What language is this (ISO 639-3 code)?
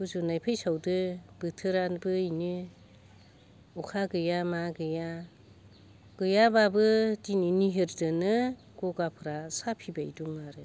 brx